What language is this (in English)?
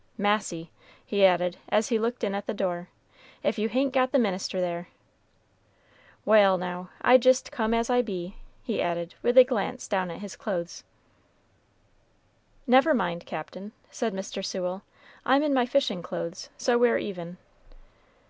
English